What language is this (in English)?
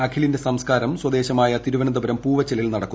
Malayalam